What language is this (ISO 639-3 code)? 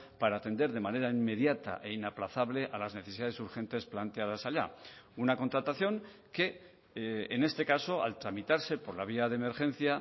spa